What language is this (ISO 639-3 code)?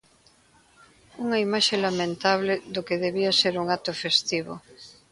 glg